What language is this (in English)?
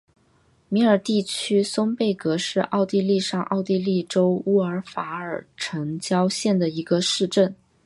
Chinese